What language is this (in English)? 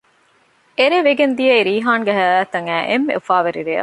Divehi